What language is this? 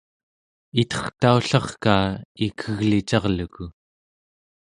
Central Yupik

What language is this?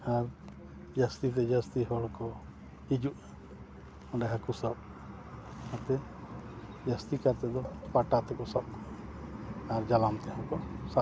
Santali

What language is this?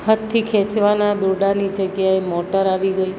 Gujarati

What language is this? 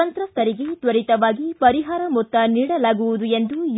Kannada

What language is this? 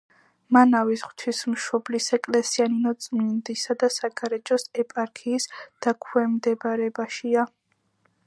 Georgian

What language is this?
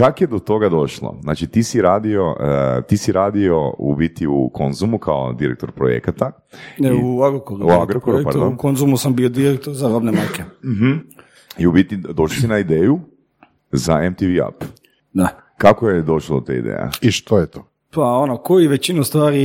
Croatian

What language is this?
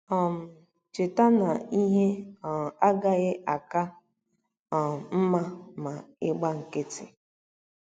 Igbo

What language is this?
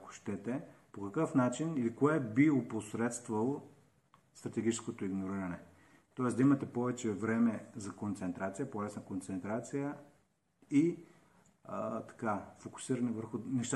Bulgarian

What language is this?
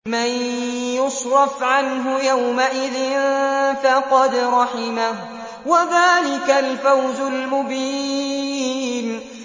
Arabic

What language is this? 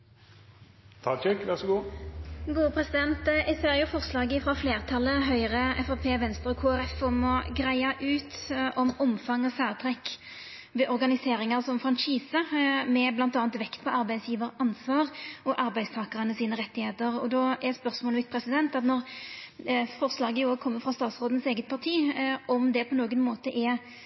Norwegian Nynorsk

